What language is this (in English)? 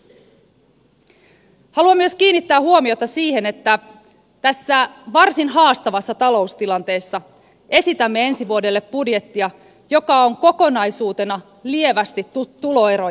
Finnish